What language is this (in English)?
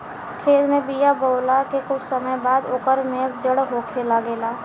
Bhojpuri